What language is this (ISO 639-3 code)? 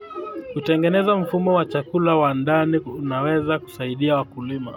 kln